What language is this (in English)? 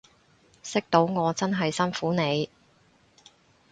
Cantonese